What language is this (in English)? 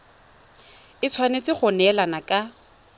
Tswana